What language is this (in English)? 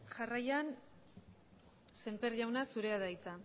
Basque